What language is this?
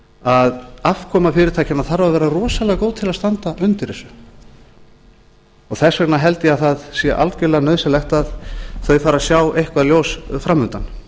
Icelandic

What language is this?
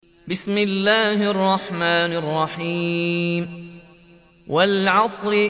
Arabic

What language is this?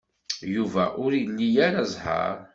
Kabyle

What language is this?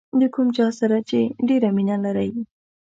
Pashto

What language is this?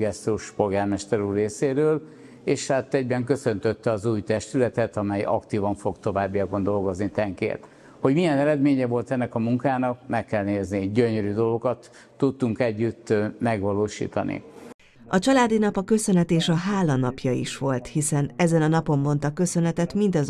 Hungarian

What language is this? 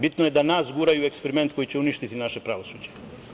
Serbian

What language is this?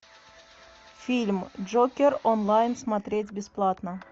Russian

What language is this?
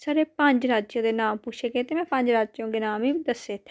Dogri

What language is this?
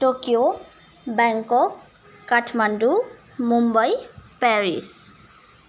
Nepali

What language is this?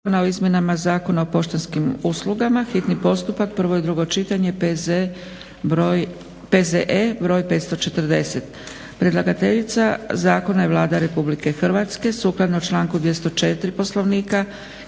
Croatian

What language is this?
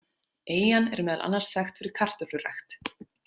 Icelandic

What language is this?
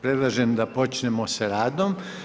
Croatian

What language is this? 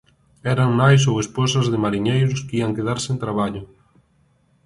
Galician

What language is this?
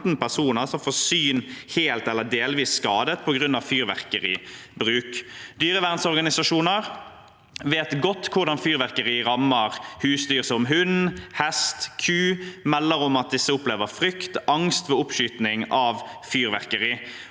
Norwegian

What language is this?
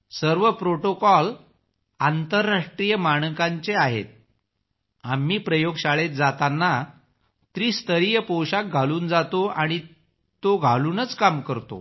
Marathi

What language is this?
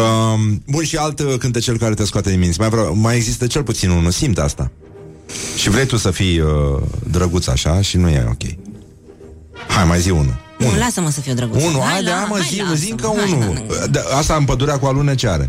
Romanian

